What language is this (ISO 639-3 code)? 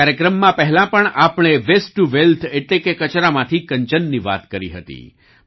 guj